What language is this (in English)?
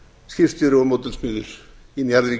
Icelandic